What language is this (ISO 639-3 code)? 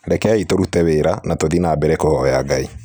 kik